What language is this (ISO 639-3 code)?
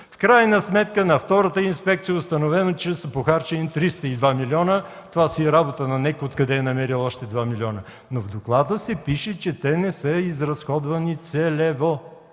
bul